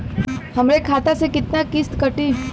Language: Bhojpuri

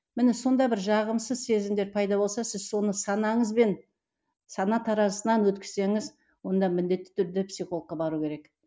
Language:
Kazakh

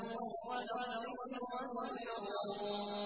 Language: Arabic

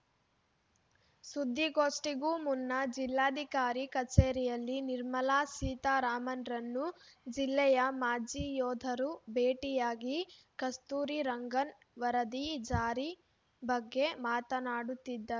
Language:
Kannada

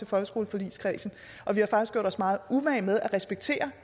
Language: Danish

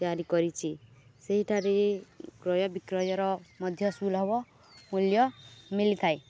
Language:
Odia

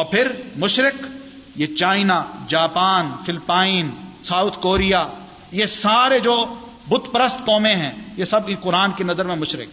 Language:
Urdu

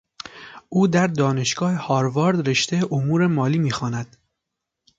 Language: Persian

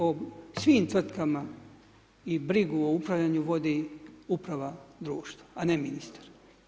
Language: Croatian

